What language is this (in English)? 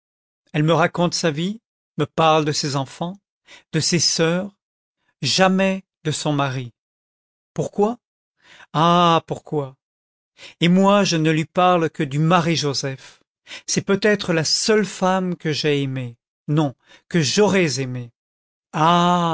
French